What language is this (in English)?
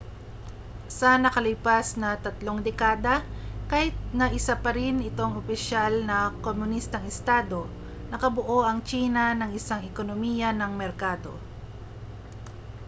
Filipino